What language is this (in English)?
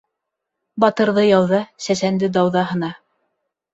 Bashkir